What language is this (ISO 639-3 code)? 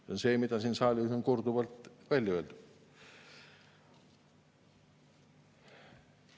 est